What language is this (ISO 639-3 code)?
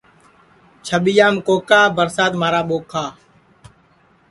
ssi